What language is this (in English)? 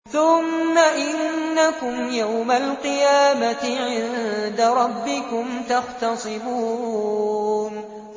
Arabic